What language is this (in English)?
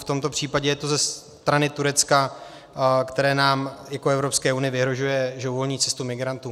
Czech